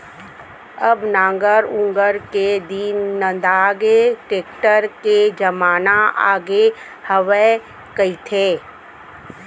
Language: Chhattisgarhi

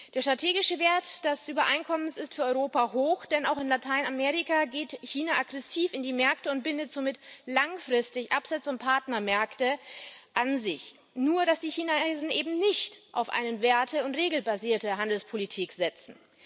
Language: German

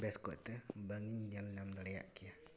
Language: Santali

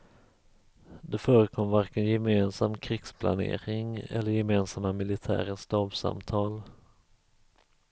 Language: Swedish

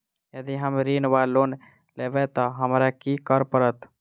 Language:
Maithili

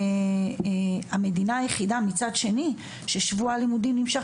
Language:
Hebrew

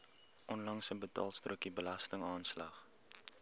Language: Afrikaans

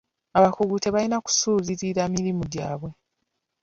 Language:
Ganda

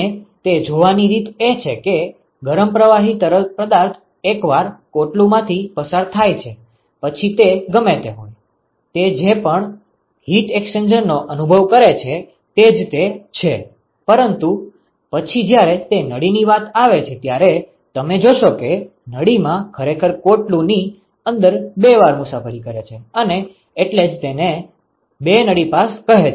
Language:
Gujarati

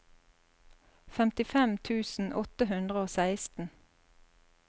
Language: Norwegian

